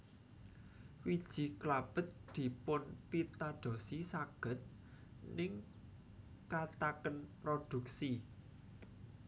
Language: Javanese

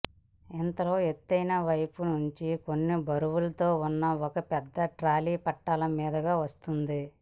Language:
Telugu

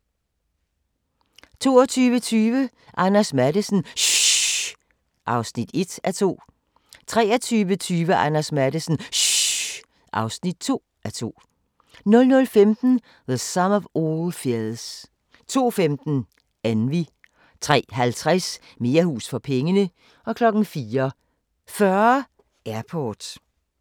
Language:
Danish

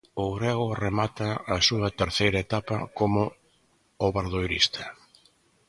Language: Galician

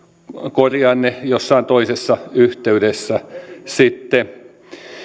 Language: Finnish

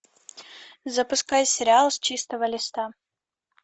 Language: Russian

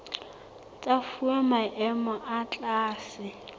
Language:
Southern Sotho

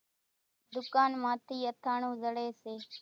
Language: Kachi Koli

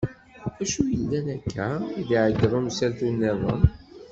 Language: Kabyle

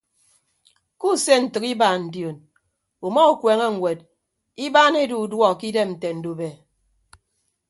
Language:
Ibibio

